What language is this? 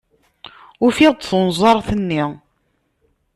Kabyle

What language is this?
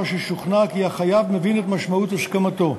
Hebrew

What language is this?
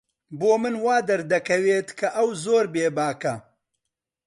Central Kurdish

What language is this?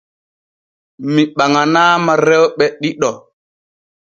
Borgu Fulfulde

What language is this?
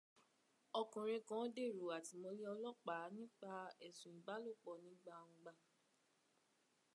Yoruba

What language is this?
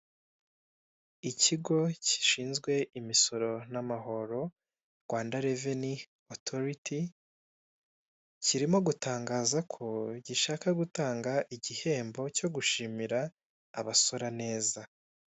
Kinyarwanda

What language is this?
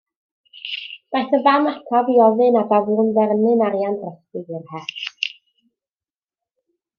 Welsh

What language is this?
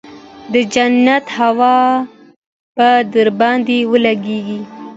Pashto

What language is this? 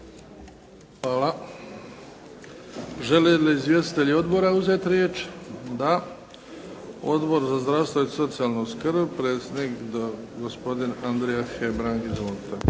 Croatian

